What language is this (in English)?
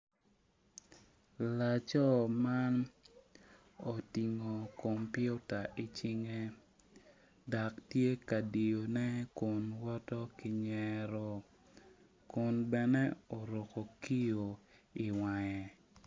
Acoli